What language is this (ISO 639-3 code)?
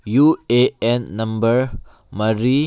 mni